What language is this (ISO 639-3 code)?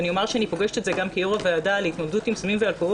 heb